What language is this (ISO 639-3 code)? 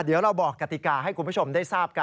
tha